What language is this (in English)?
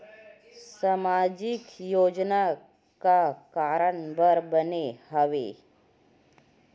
Chhattisgarhi